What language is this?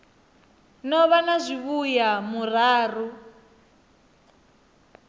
Venda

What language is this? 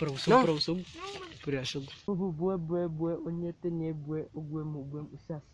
Latvian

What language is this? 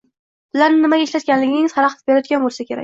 Uzbek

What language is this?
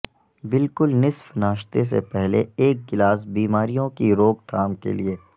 Urdu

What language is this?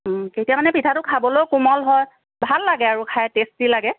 Assamese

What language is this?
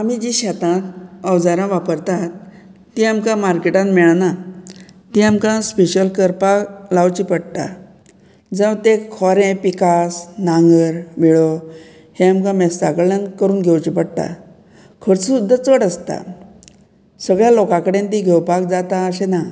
Konkani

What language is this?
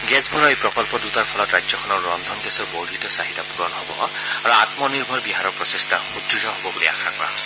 Assamese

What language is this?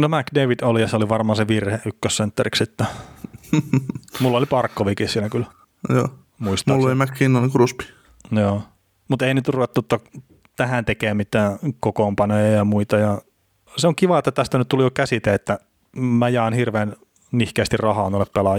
Finnish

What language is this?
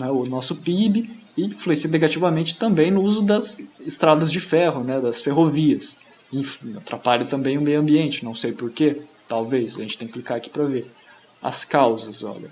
Portuguese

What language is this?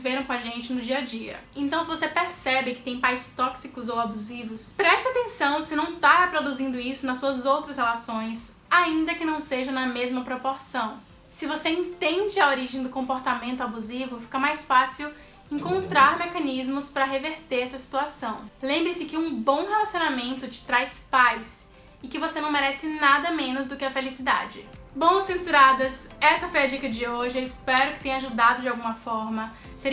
Portuguese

